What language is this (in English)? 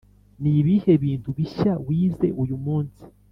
Kinyarwanda